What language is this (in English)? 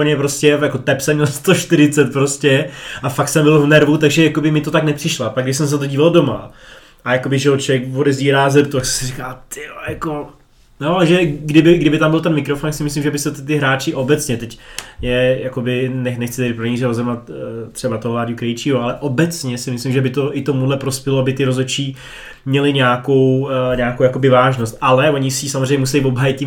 Czech